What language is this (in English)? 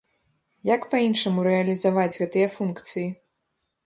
Belarusian